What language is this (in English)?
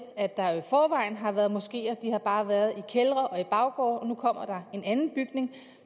Danish